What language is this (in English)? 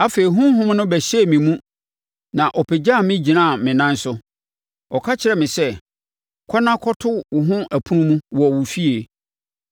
Akan